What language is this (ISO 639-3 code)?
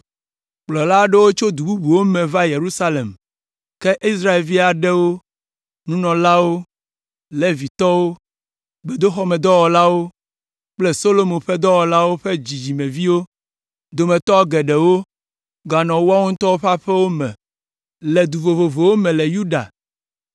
ewe